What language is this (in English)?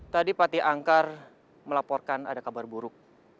Indonesian